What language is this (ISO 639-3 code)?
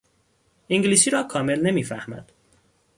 fas